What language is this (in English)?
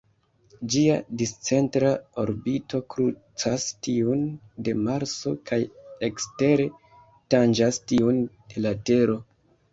Esperanto